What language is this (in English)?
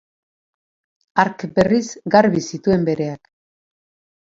Basque